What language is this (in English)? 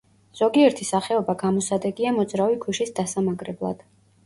Georgian